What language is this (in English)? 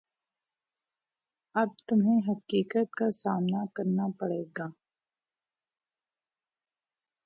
Urdu